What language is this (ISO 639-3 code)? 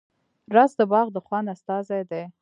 pus